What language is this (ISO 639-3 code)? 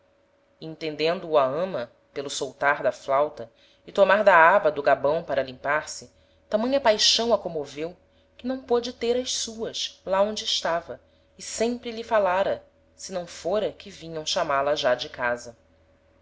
por